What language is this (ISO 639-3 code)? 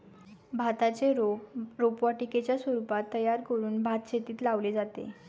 mar